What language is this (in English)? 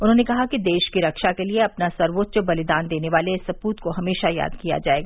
Hindi